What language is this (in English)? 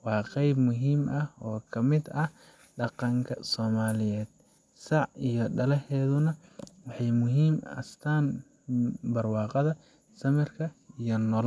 Somali